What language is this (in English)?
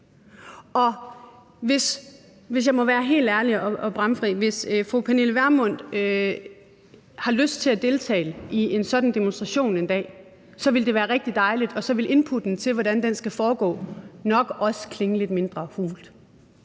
Danish